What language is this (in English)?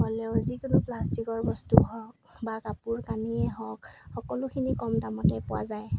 Assamese